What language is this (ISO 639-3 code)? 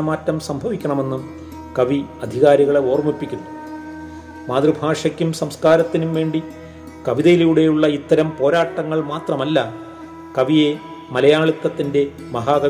mal